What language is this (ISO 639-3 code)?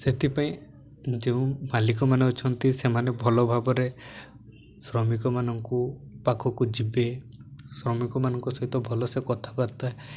ori